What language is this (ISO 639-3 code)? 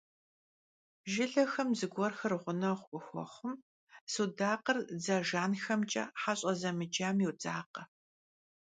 kbd